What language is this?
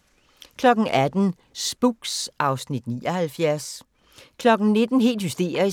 Danish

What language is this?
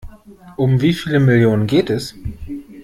German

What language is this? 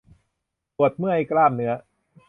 Thai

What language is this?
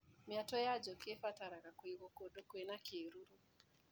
Kikuyu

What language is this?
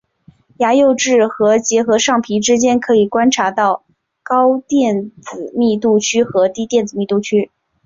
Chinese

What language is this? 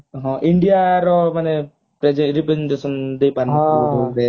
Odia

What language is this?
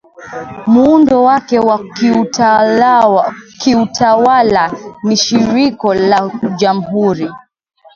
Swahili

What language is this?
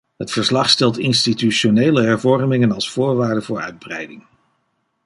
Dutch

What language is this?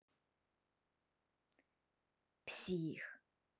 Russian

